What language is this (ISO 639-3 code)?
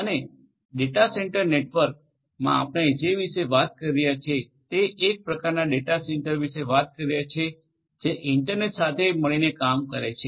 guj